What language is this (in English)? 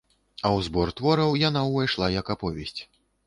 Belarusian